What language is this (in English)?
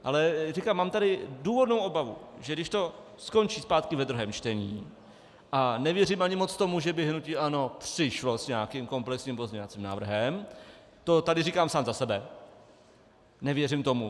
Czech